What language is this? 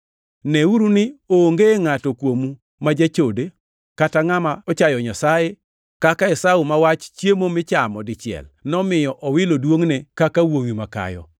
Luo (Kenya and Tanzania)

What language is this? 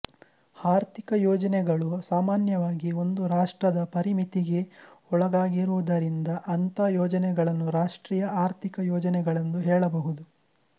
Kannada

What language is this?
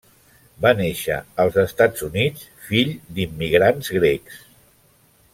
Catalan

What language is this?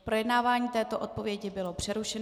Czech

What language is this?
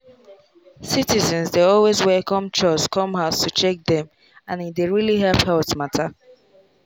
Nigerian Pidgin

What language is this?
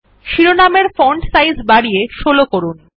Bangla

